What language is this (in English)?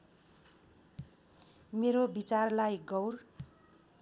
Nepali